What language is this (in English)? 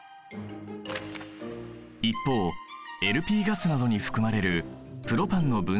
Japanese